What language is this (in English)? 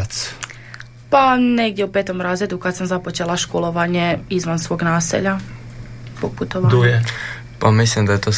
Croatian